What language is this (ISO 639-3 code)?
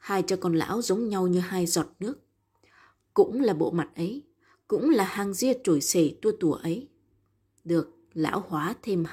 vie